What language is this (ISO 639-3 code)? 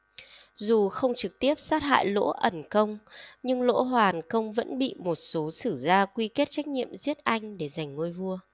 vie